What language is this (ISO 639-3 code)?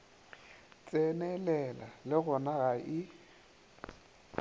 nso